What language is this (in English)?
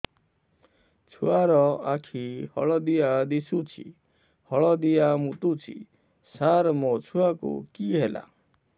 Odia